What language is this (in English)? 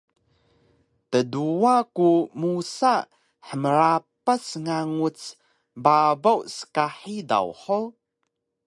Taroko